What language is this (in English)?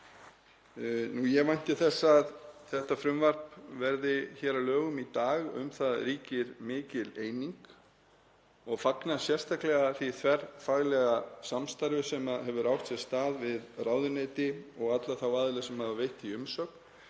Icelandic